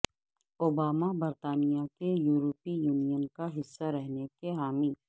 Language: Urdu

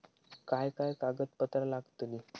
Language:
Marathi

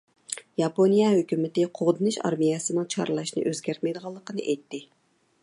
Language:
Uyghur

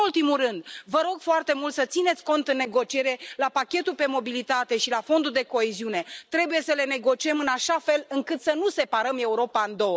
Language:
Romanian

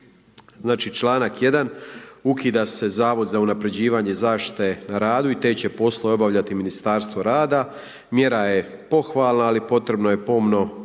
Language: Croatian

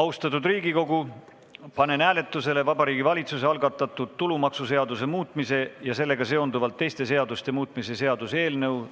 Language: Estonian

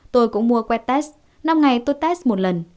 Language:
Vietnamese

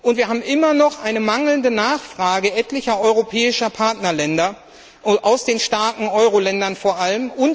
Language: German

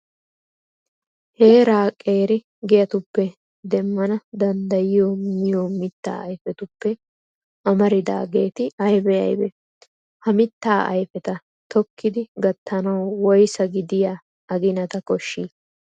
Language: Wolaytta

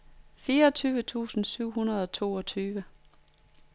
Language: Danish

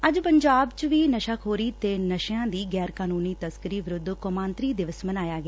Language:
Punjabi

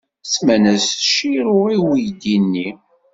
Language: Kabyle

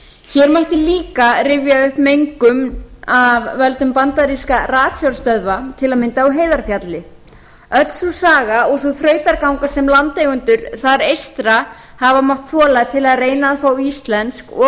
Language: Icelandic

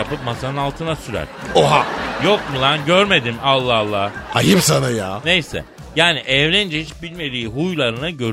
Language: Turkish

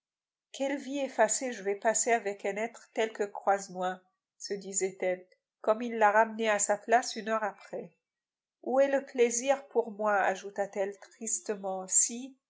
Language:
French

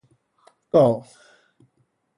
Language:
Min Nan Chinese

